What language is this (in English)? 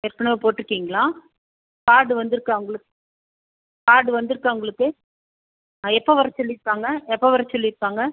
Tamil